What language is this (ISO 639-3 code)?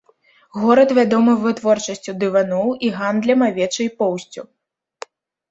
bel